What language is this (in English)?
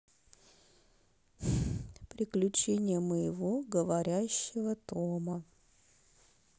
Russian